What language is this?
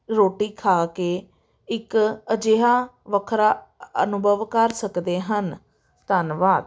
Punjabi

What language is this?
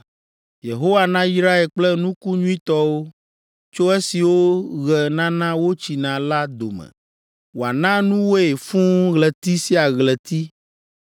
Ewe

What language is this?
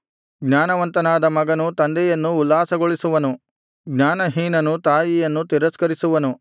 Kannada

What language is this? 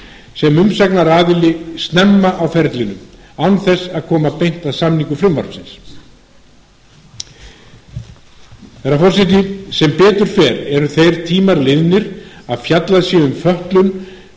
Icelandic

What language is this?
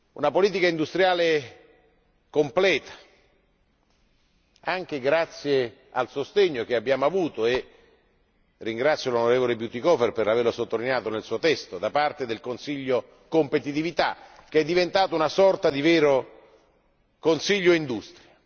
Italian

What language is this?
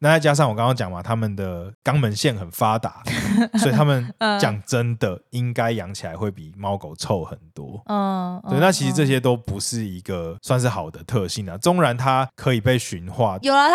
Chinese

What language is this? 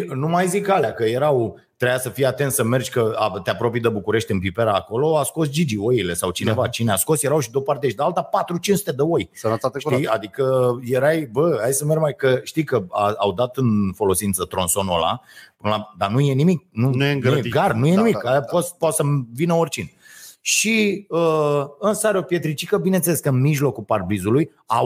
Romanian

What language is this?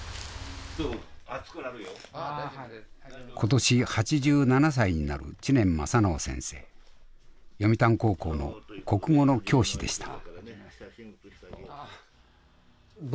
Japanese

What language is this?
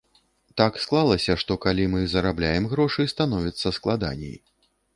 Belarusian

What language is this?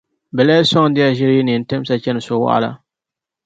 Dagbani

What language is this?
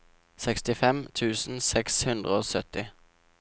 Norwegian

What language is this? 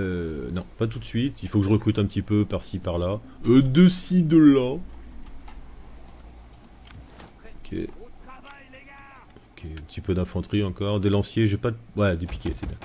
French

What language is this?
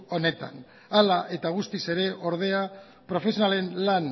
Basque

